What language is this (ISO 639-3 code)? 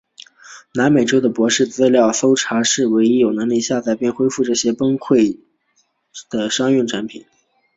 zho